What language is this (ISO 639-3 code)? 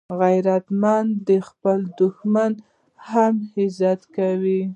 pus